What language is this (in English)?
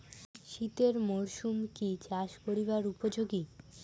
Bangla